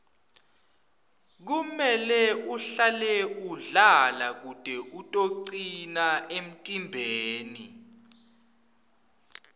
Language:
Swati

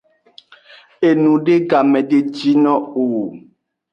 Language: Aja (Benin)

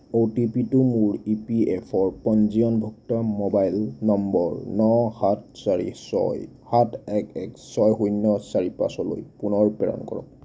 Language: Assamese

